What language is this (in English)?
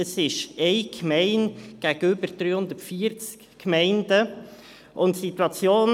Swiss German